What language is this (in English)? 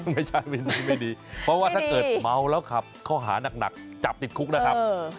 Thai